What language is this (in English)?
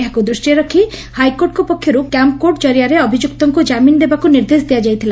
Odia